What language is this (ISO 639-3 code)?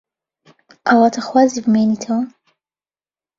ckb